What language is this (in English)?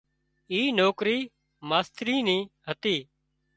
Wadiyara Koli